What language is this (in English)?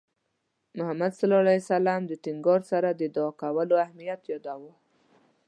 Pashto